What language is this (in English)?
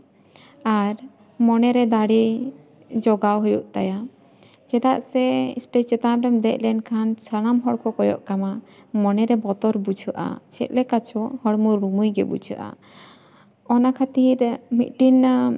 Santali